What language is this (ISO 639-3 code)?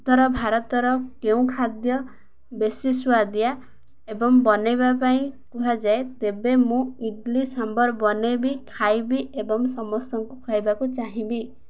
ori